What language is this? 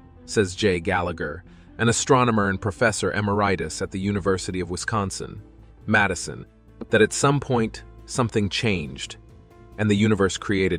English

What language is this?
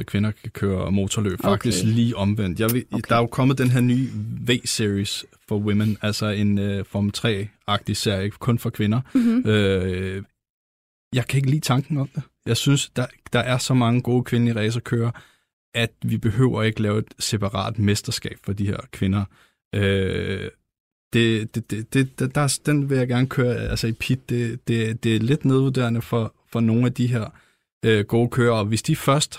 Danish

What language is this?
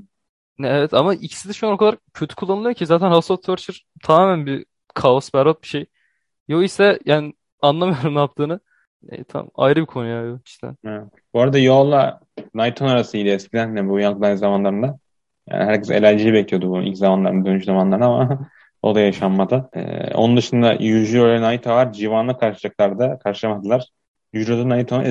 Turkish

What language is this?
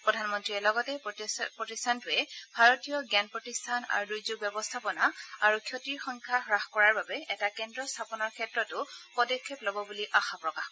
Assamese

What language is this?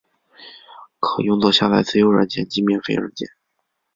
Chinese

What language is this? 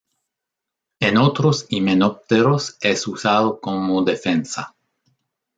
Spanish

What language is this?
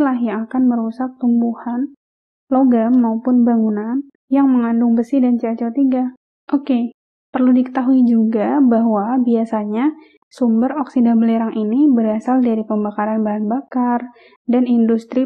Indonesian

